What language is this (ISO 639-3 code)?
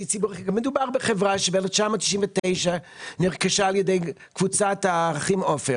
heb